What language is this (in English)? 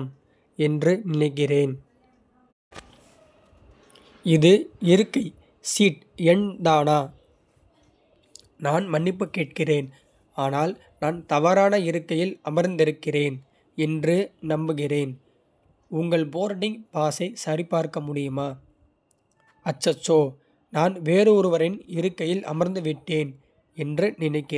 Kota (India)